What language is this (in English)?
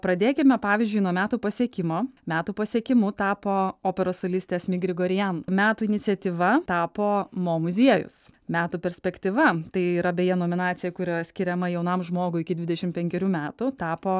Lithuanian